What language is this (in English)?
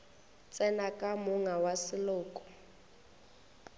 Northern Sotho